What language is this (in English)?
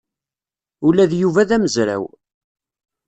Kabyle